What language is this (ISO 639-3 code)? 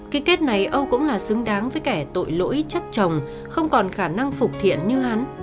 vie